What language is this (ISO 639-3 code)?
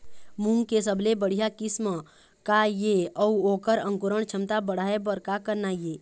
hne